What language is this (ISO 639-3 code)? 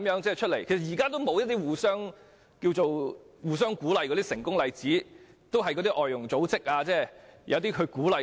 yue